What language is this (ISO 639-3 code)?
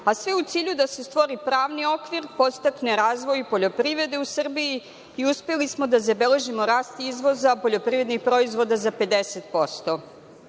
srp